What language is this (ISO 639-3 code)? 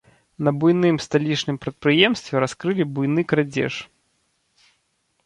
bel